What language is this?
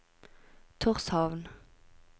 Norwegian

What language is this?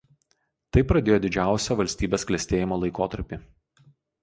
Lithuanian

